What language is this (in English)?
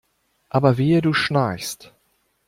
German